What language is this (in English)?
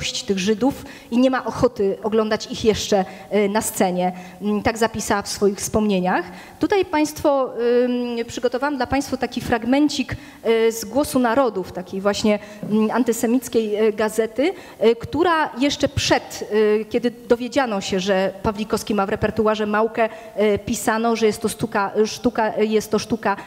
Polish